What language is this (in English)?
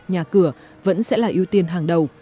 Vietnamese